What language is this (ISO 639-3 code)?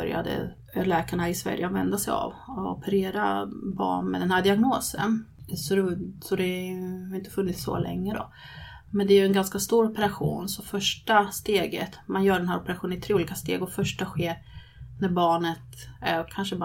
swe